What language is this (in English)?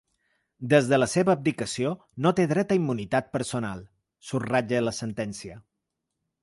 Catalan